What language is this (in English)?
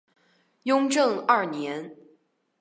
Chinese